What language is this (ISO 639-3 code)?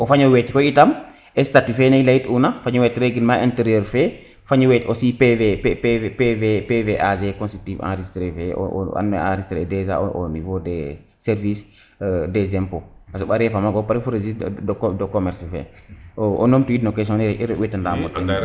srr